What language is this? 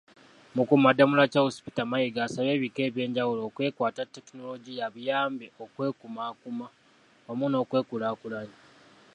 Ganda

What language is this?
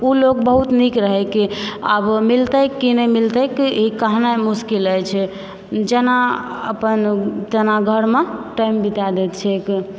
Maithili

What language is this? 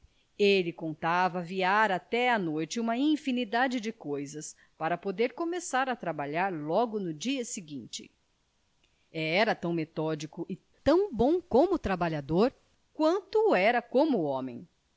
Portuguese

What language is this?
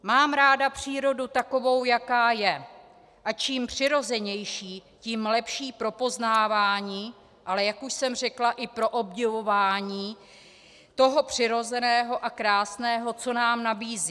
Czech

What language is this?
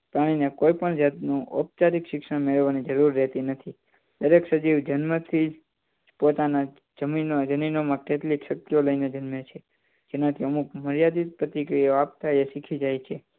Gujarati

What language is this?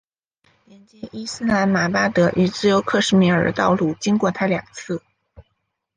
Chinese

